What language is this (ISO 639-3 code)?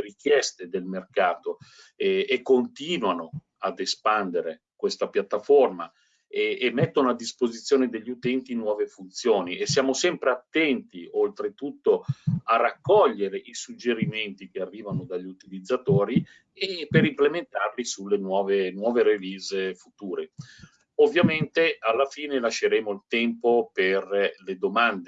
ita